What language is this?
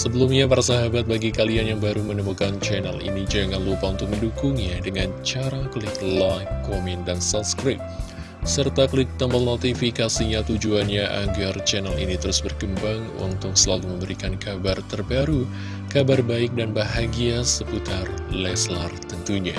Indonesian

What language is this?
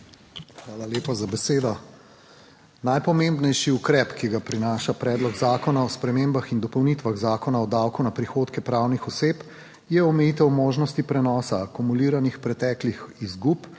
Slovenian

